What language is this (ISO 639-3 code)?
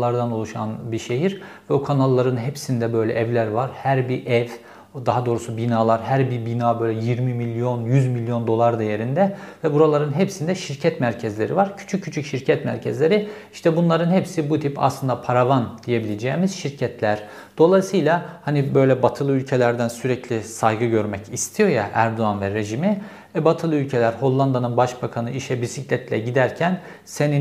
tur